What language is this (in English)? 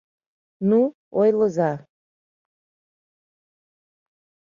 Mari